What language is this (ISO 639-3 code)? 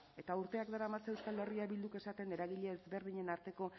eus